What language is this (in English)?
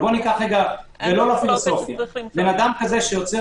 Hebrew